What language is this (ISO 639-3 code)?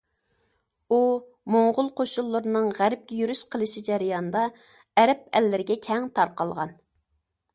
uig